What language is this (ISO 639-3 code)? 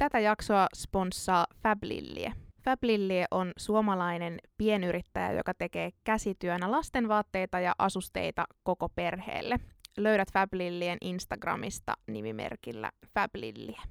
fin